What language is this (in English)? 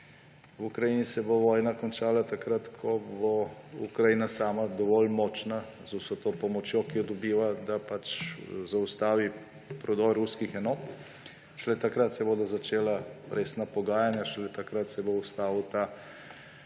Slovenian